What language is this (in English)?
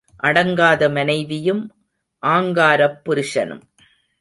Tamil